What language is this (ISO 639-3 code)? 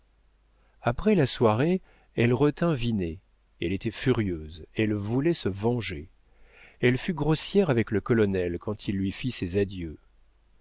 fra